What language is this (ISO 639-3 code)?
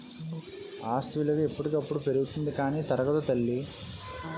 tel